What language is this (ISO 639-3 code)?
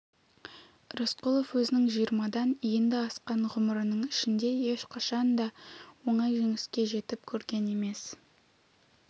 kaz